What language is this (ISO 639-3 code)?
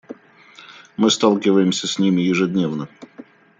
rus